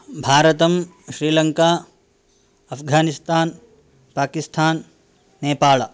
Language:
Sanskrit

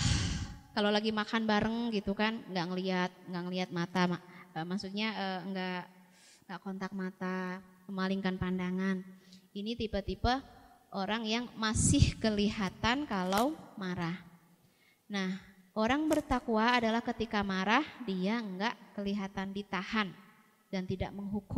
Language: Indonesian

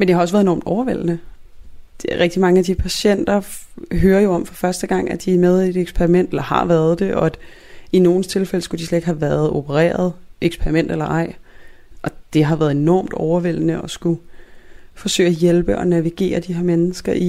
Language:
Danish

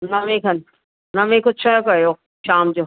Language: Sindhi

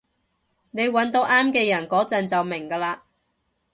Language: Cantonese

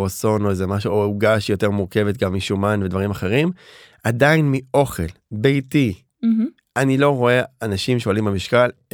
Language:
Hebrew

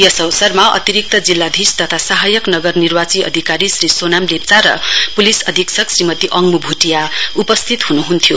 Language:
Nepali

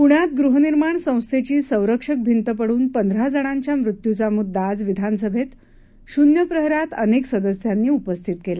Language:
Marathi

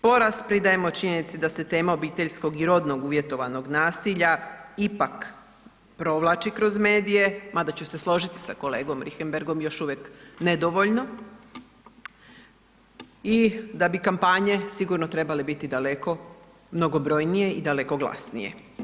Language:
Croatian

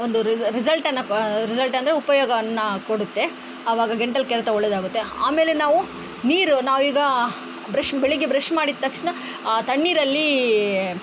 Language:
Kannada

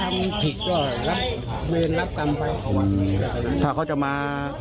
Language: Thai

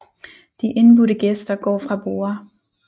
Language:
Danish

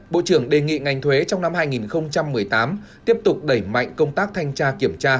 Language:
Vietnamese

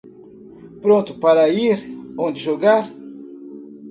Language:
Portuguese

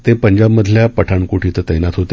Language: Marathi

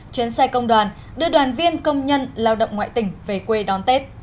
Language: Vietnamese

